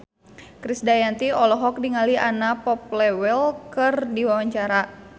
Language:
Sundanese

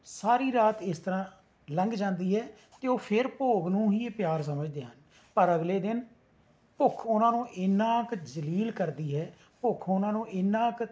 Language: Punjabi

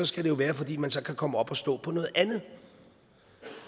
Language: Danish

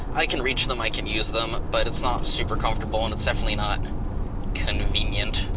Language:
English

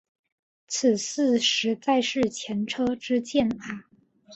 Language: Chinese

